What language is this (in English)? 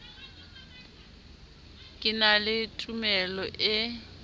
Southern Sotho